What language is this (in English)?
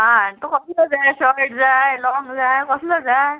Konkani